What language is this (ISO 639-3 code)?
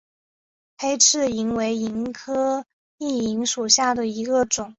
zho